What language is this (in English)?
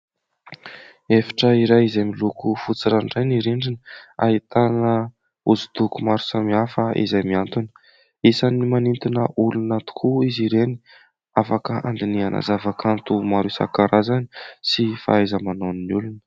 Malagasy